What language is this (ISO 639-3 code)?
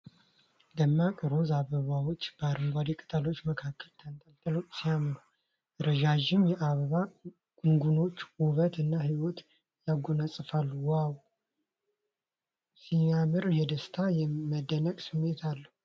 amh